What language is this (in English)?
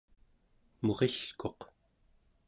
Central Yupik